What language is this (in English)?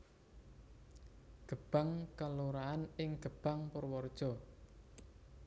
Javanese